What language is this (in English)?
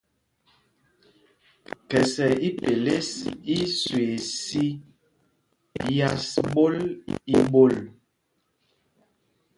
Mpumpong